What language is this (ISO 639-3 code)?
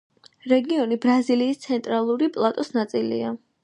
kat